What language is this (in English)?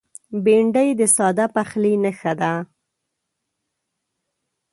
Pashto